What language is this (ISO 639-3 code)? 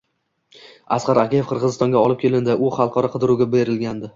uzb